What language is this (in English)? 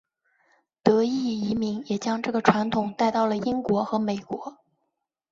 Chinese